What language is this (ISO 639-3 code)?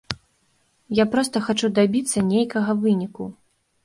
bel